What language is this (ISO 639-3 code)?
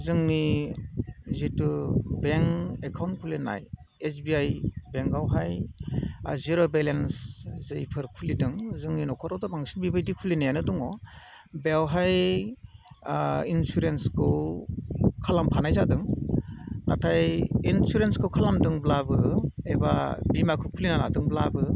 brx